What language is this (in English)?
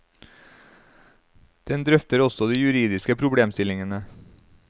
Norwegian